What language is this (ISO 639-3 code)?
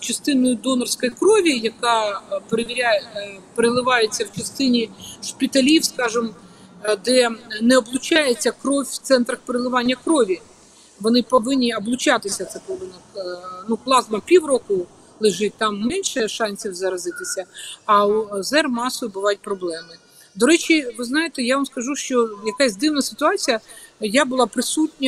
ukr